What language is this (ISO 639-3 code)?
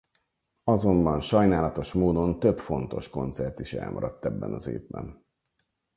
hun